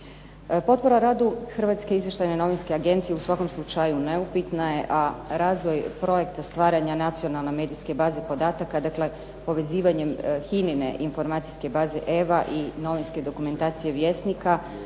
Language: Croatian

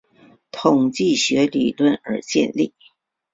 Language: Chinese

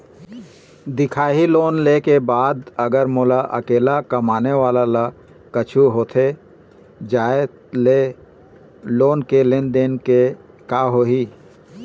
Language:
Chhattisgarhi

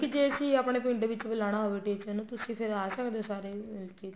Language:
Punjabi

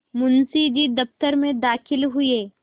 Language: Hindi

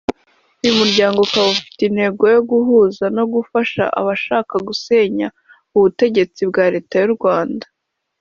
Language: Kinyarwanda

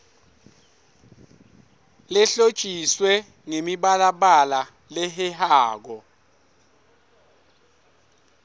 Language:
Swati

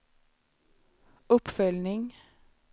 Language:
Swedish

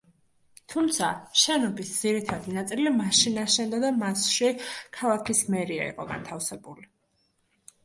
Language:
Georgian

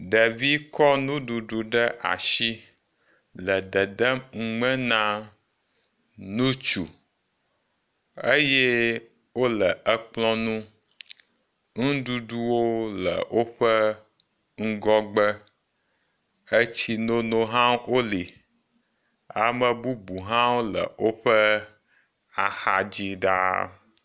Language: Ewe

